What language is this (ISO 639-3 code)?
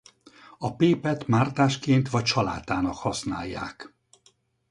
hun